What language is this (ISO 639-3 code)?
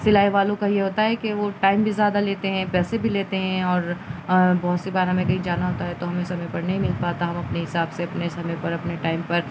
urd